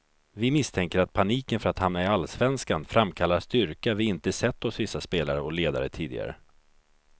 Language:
Swedish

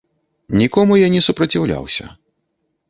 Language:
Belarusian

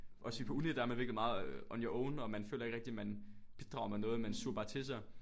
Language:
Danish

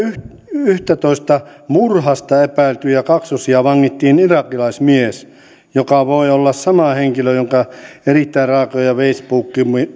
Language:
Finnish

